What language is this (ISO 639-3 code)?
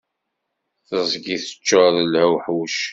kab